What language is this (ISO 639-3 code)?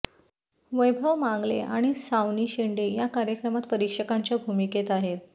mar